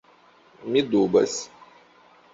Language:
Esperanto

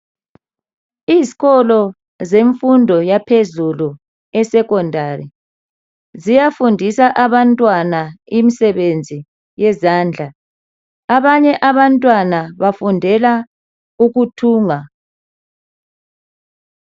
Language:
North Ndebele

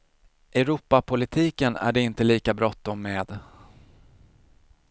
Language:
Swedish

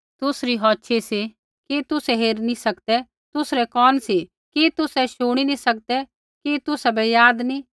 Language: Kullu Pahari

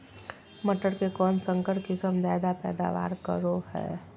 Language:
Magahi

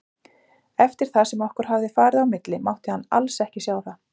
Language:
Icelandic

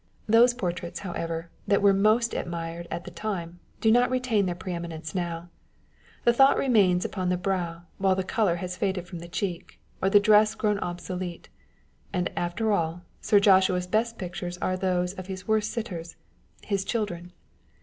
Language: English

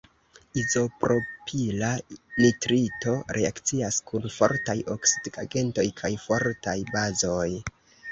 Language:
Esperanto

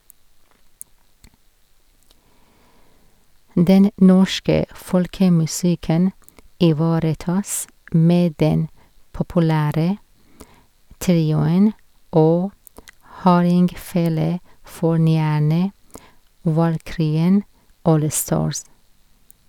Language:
Norwegian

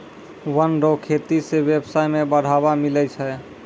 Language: Maithili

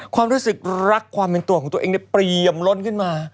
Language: Thai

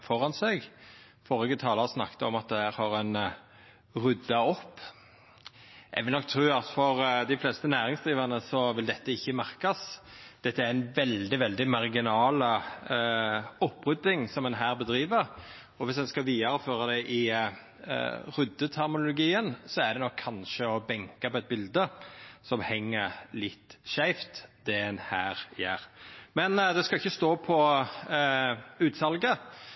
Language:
Norwegian Nynorsk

